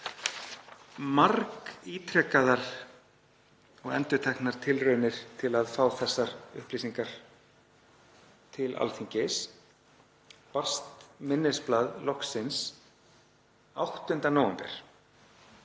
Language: Icelandic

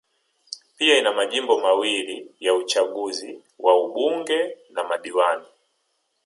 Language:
Swahili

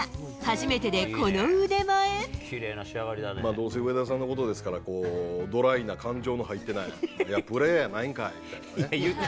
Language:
Japanese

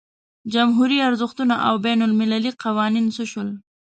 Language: Pashto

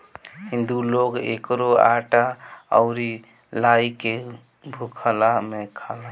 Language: Bhojpuri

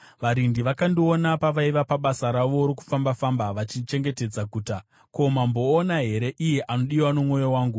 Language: Shona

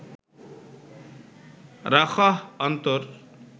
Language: Bangla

